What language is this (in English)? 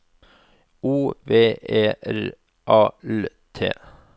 Norwegian